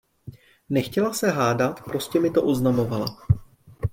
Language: Czech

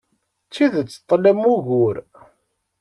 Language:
Kabyle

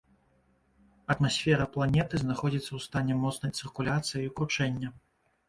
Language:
Belarusian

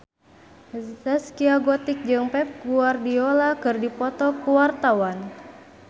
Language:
Sundanese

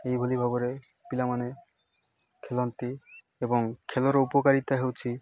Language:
Odia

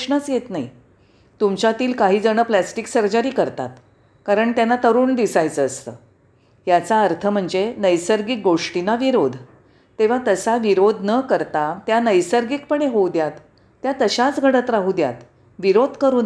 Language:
Marathi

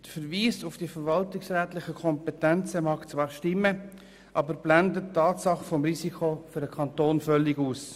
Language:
Swiss German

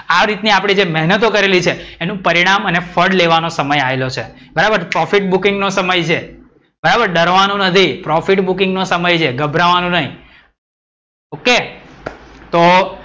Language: Gujarati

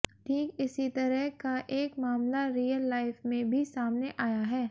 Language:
Hindi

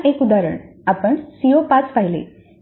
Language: Marathi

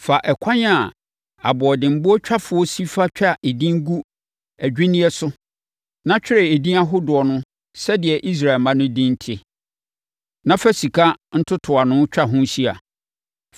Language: Akan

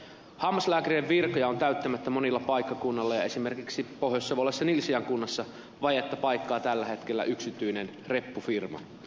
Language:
Finnish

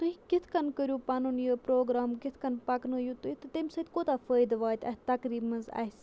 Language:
Kashmiri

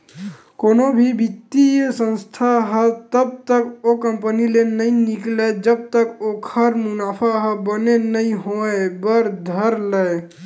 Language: Chhattisgarhi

